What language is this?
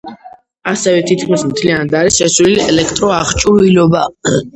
Georgian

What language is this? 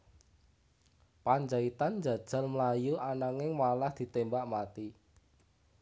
Javanese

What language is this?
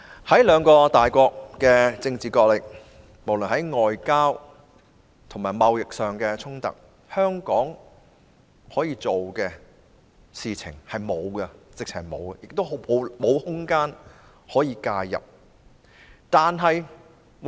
Cantonese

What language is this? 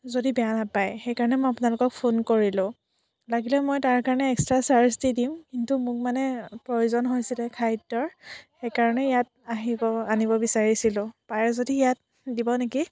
Assamese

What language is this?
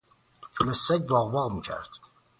Persian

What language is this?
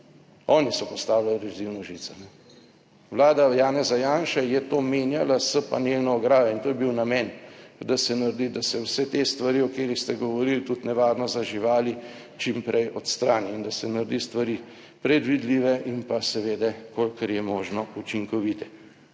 Slovenian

